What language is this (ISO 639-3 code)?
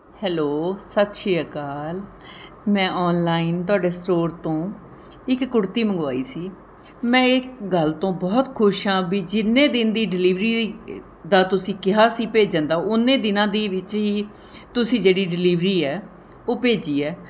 pan